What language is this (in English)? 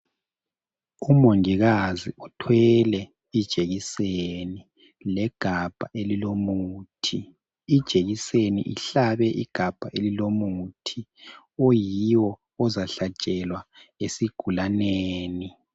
North Ndebele